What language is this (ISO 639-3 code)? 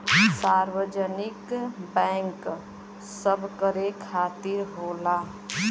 bho